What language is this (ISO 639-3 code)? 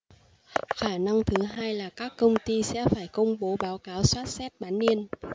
vie